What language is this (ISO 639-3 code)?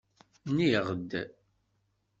kab